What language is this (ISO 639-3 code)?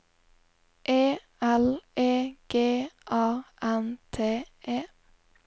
nor